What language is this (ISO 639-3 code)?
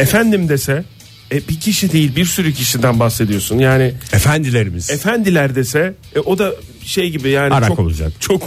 tur